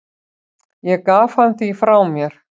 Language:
Icelandic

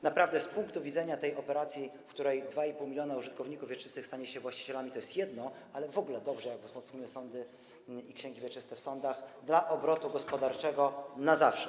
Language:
Polish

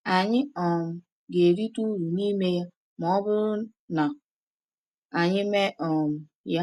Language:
Igbo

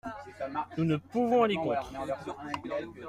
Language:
French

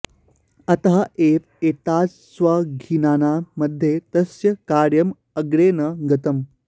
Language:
Sanskrit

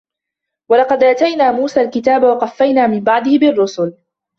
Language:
Arabic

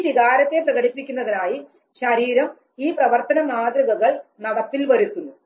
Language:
Malayalam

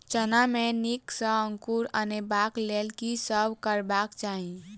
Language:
Maithili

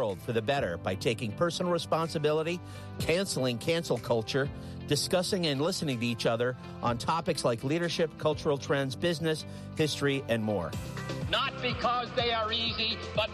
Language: English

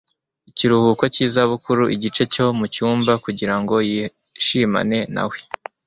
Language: Kinyarwanda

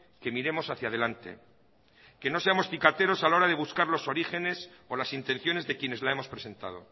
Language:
Spanish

